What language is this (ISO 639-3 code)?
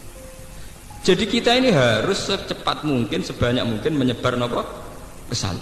ind